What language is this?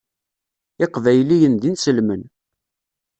Kabyle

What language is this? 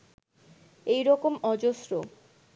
Bangla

